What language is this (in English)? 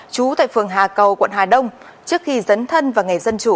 Vietnamese